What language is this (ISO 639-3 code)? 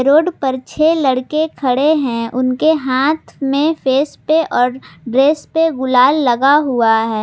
hin